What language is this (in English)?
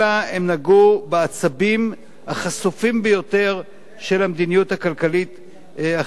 Hebrew